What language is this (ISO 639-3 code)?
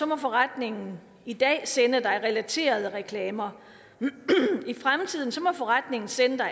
dan